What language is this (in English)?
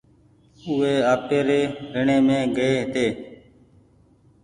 Goaria